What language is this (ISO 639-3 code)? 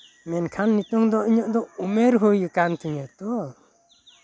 sat